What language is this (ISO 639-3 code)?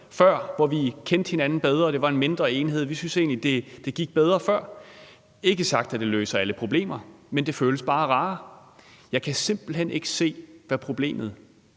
dan